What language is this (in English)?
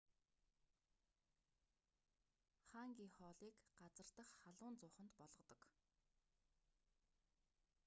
Mongolian